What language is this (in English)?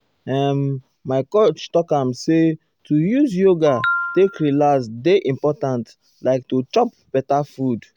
Nigerian Pidgin